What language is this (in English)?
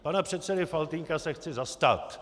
Czech